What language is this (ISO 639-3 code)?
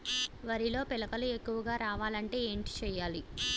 tel